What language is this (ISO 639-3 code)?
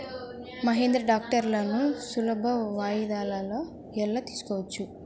tel